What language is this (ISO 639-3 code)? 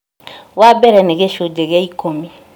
kik